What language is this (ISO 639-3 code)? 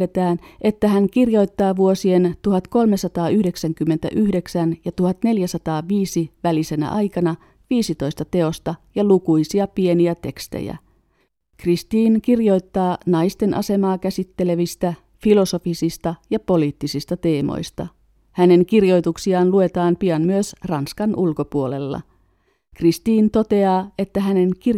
fin